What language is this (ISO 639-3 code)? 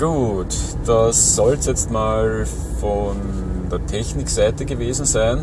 deu